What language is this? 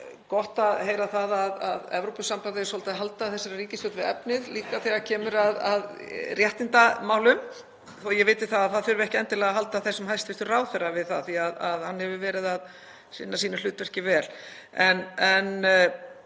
Icelandic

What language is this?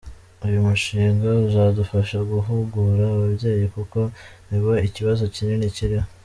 Kinyarwanda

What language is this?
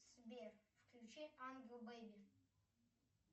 Russian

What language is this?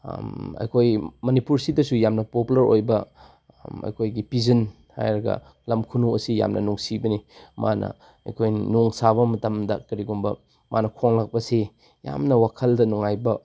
Manipuri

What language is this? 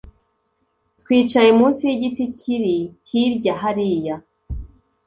Kinyarwanda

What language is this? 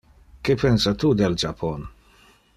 Interlingua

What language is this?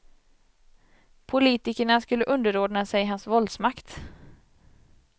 Swedish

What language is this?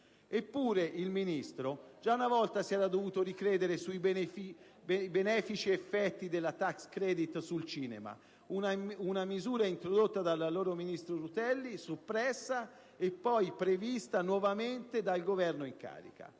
Italian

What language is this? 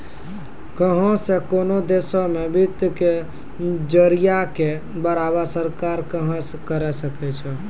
Maithili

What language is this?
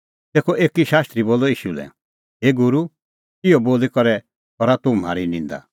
Kullu Pahari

